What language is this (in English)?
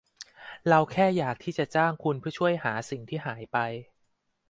Thai